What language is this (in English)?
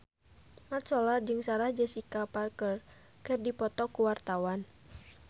Sundanese